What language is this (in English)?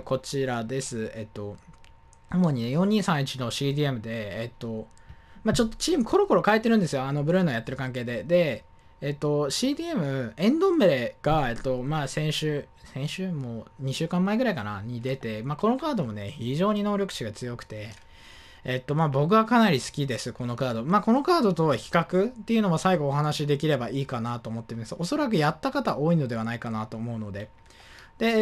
Japanese